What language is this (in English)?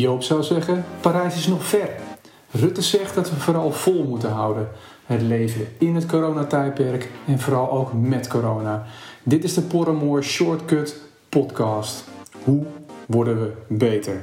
Dutch